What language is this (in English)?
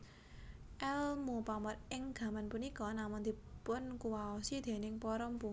Javanese